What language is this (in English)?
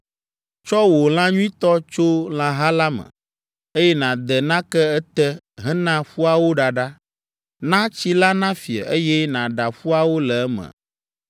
Ewe